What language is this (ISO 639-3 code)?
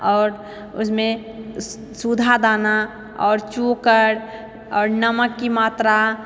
mai